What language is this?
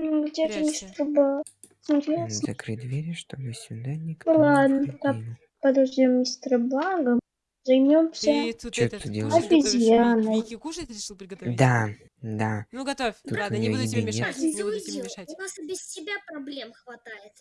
Russian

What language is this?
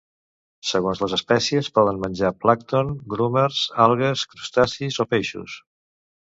Catalan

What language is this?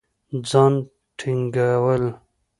Pashto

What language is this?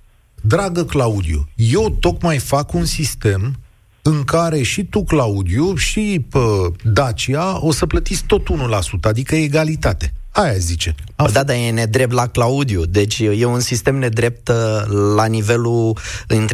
Romanian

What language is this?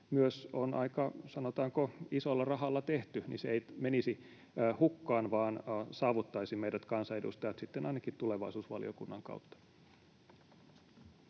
Finnish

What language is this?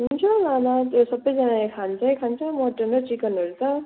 Nepali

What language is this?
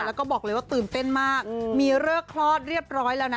Thai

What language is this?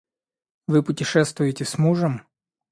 Russian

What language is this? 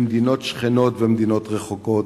Hebrew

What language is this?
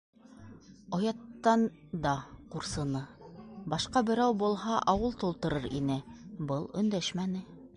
Bashkir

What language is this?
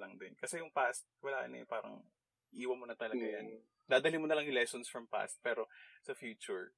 Filipino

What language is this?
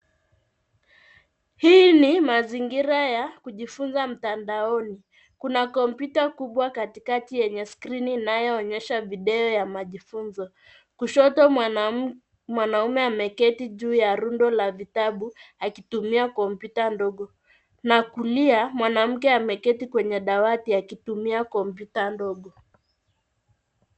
Swahili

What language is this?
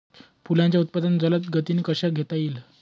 Marathi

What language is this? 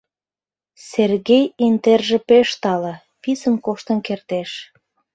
Mari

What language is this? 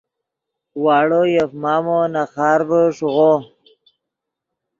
Yidgha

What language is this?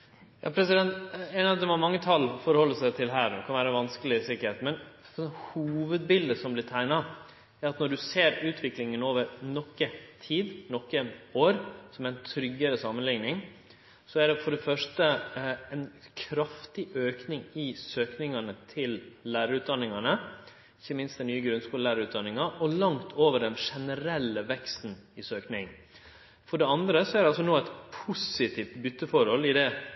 Norwegian Nynorsk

